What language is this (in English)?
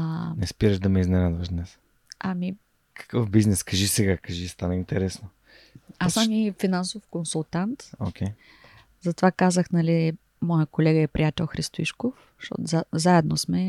Bulgarian